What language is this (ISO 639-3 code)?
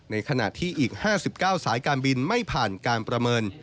tha